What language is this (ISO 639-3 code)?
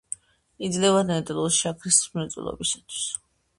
kat